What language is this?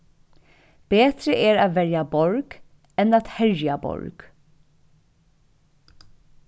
Faroese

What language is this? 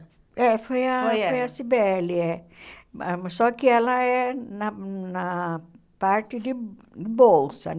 Portuguese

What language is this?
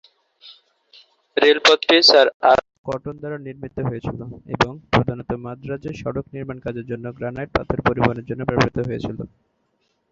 Bangla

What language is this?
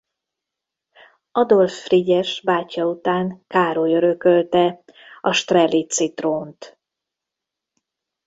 Hungarian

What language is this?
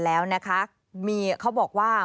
Thai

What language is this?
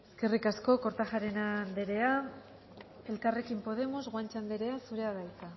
Basque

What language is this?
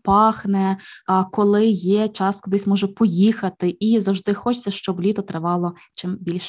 Ukrainian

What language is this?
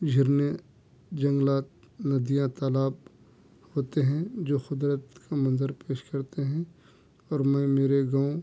Urdu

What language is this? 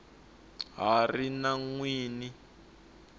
Tsonga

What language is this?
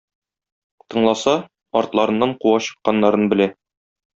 Tatar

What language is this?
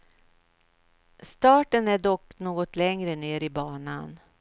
Swedish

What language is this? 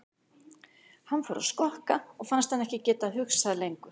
Icelandic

